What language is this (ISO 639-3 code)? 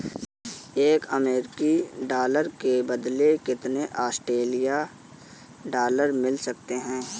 hin